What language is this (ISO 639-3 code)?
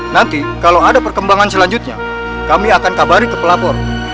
ind